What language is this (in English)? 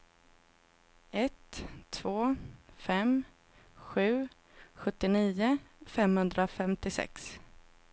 Swedish